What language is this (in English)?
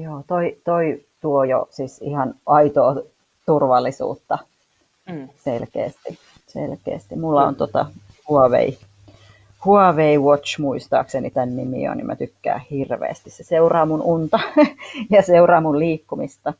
Finnish